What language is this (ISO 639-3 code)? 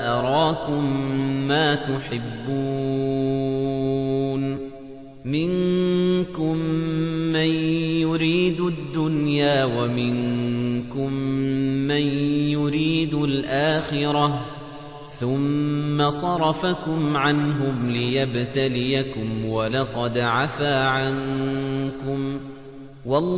ara